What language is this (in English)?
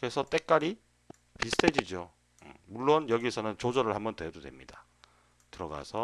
Korean